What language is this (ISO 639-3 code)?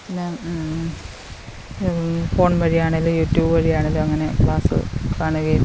mal